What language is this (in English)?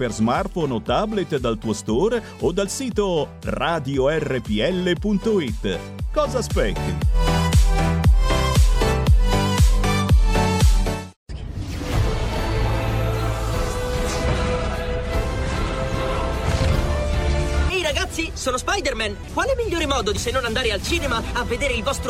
Italian